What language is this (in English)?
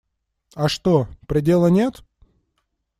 Russian